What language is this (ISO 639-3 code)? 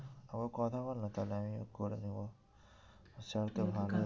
ben